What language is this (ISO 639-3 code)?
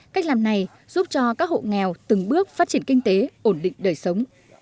vie